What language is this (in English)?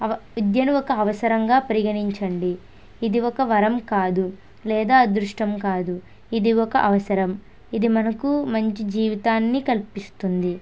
Telugu